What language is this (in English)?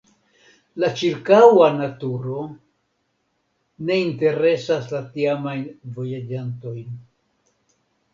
Esperanto